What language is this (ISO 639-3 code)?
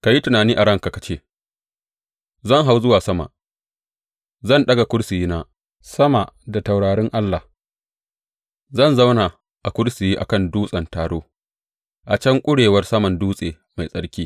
hau